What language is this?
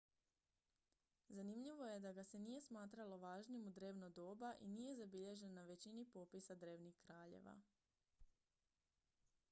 Croatian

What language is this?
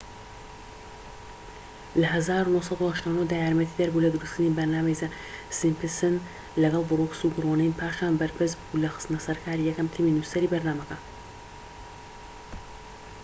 Central Kurdish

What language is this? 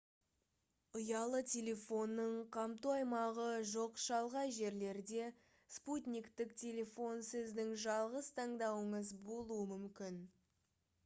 Kazakh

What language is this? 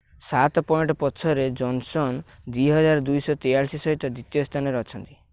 Odia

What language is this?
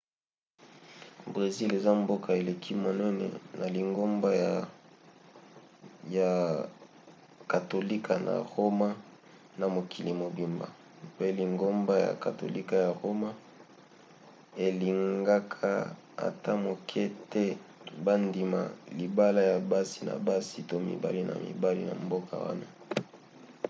Lingala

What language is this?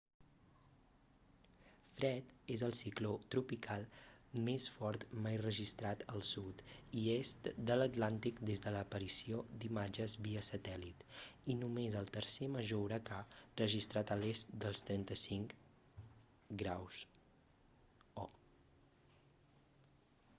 Catalan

